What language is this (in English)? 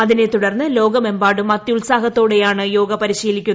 Malayalam